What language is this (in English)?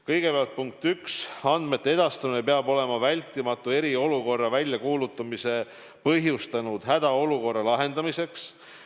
Estonian